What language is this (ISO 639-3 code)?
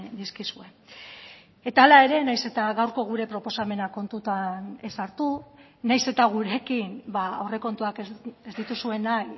eus